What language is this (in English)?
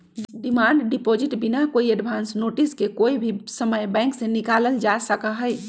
Magahi